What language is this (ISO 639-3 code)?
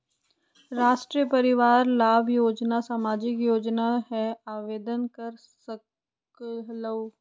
mag